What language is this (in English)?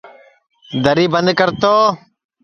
Sansi